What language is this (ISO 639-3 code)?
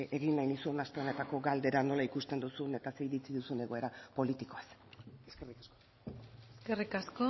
eus